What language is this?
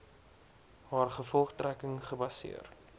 Afrikaans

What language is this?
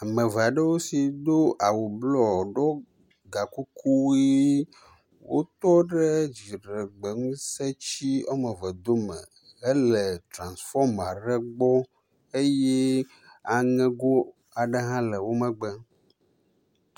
Ewe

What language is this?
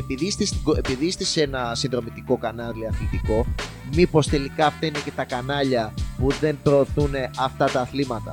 Greek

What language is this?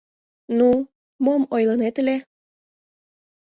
Mari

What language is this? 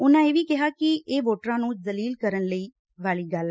Punjabi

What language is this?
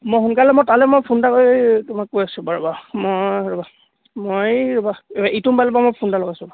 Assamese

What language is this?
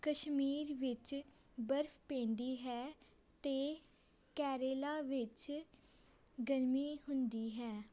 Punjabi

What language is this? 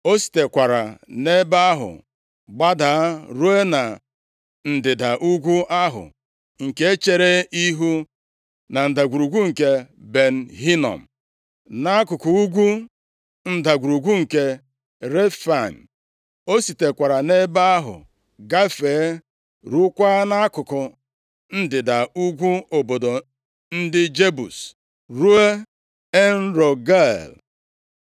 Igbo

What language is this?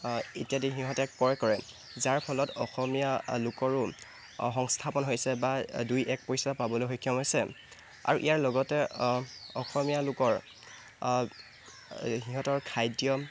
Assamese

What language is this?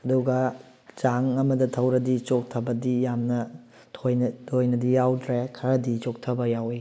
Manipuri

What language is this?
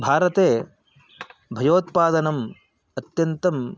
Sanskrit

